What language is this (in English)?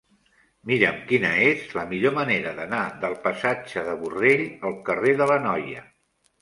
Catalan